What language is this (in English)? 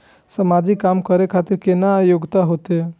Maithili